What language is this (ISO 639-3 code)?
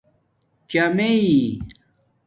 dmk